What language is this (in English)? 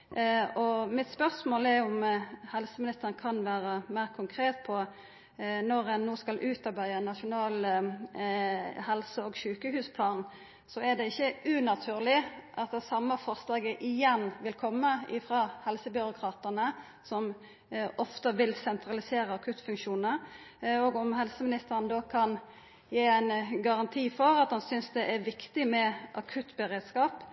Norwegian Nynorsk